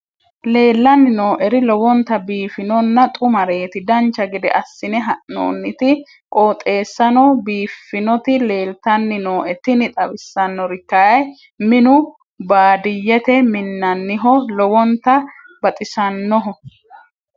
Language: Sidamo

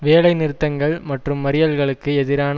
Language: Tamil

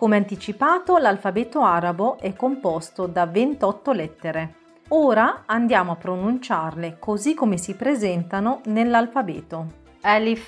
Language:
Italian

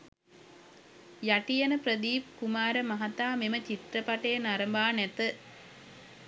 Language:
Sinhala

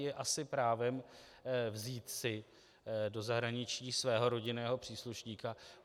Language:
Czech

